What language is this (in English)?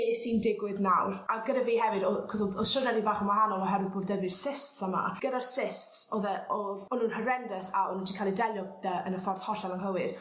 Welsh